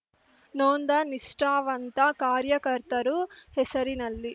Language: Kannada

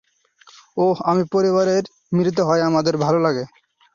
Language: Bangla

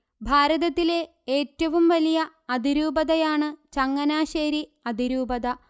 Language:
Malayalam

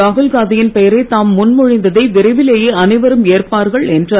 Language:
Tamil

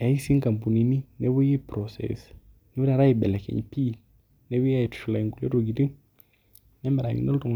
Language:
Masai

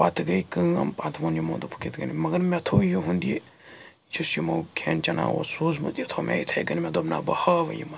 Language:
Kashmiri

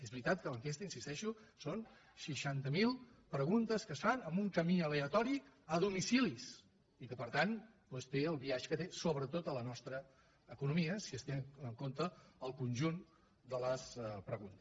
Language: Catalan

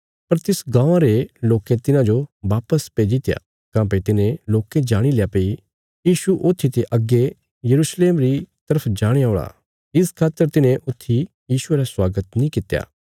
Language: Bilaspuri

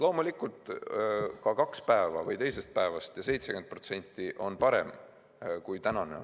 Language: Estonian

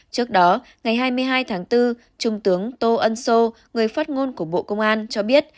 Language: Vietnamese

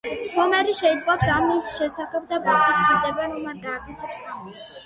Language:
Georgian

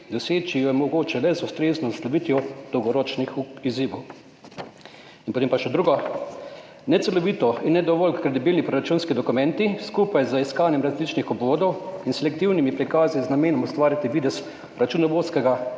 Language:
Slovenian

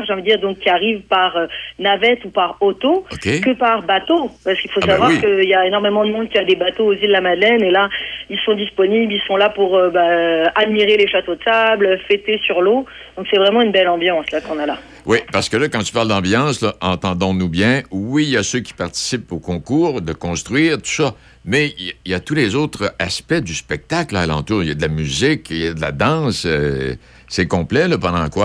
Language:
French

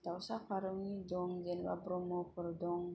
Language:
Bodo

